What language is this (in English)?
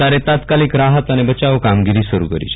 Gujarati